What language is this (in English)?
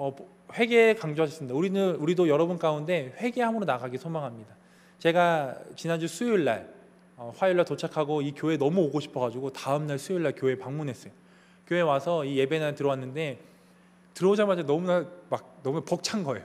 Korean